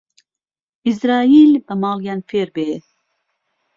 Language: Central Kurdish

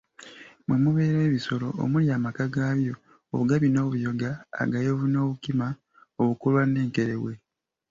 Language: Ganda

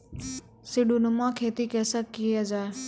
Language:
Maithili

